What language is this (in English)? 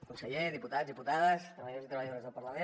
Catalan